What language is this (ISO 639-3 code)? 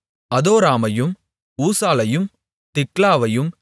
tam